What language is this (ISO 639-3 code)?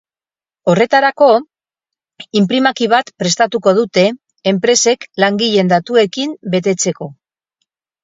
eus